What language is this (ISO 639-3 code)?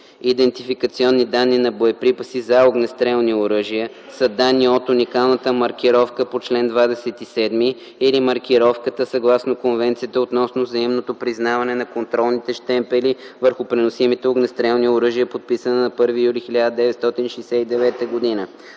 bul